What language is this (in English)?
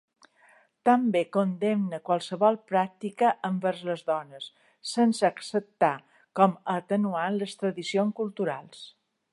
Catalan